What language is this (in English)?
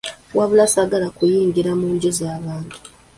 Ganda